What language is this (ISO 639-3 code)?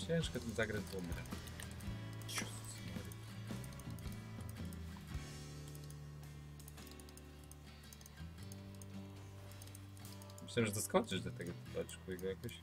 pol